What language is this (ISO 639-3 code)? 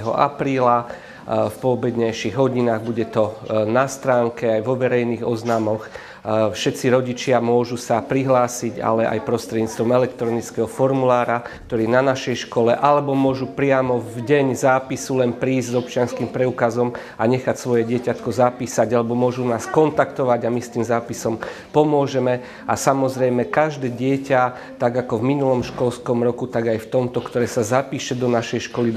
slk